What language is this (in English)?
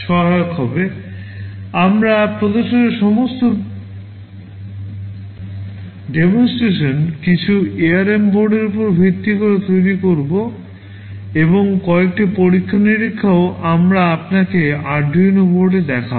Bangla